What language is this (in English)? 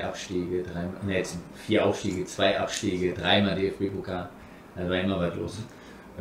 German